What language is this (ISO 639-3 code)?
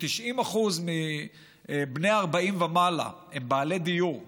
heb